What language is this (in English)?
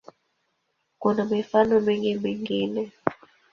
Swahili